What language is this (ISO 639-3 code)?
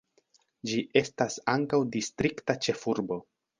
epo